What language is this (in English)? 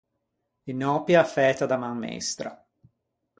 Ligurian